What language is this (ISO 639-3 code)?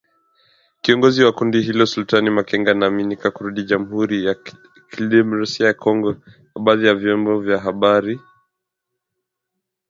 swa